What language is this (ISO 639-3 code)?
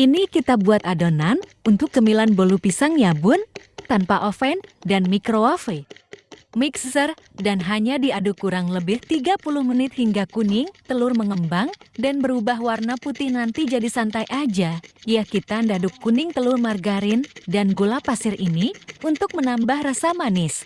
ind